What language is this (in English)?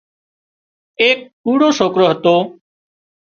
Wadiyara Koli